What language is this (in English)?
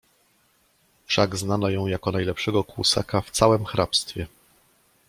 Polish